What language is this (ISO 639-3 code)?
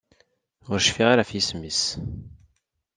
kab